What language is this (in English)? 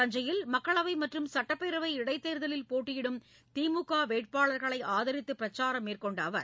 Tamil